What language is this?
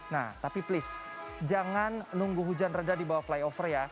Indonesian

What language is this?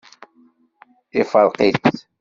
Kabyle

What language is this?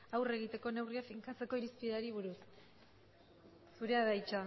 Basque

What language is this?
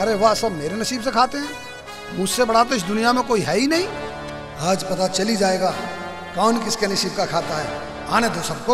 Hindi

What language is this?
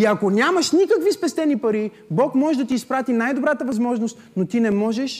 Bulgarian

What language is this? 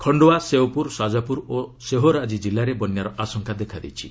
Odia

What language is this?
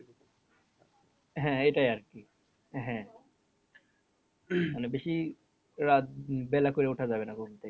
Bangla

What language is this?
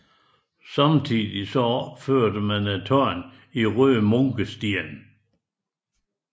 Danish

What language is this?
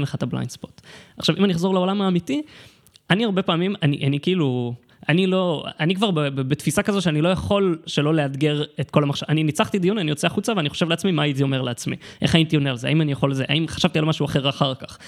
Hebrew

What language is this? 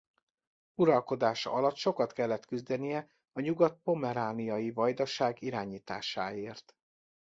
Hungarian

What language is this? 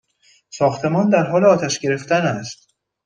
Persian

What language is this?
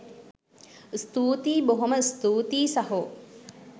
Sinhala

